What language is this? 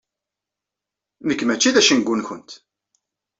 Kabyle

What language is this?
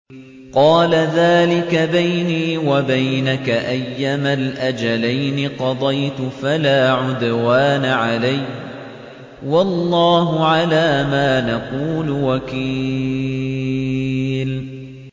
Arabic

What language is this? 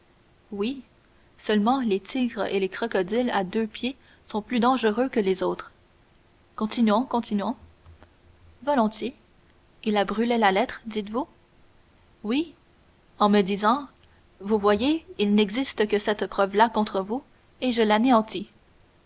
French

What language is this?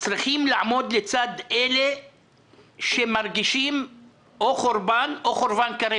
Hebrew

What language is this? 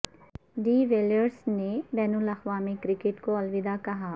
Urdu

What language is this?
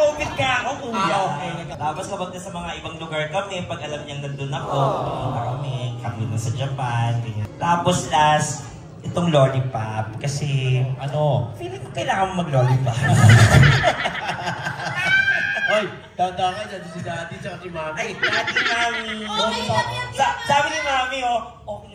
Filipino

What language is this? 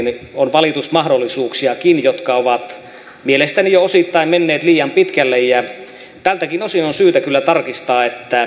Finnish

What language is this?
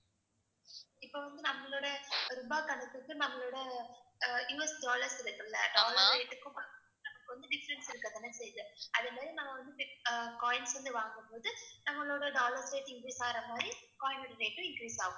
Tamil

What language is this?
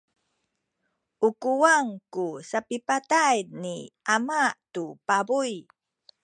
Sakizaya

